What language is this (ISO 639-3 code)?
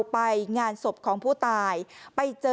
tha